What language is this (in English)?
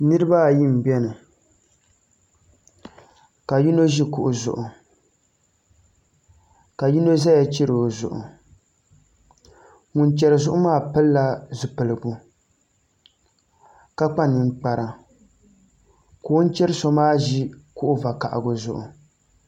Dagbani